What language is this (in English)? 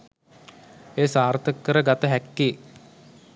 Sinhala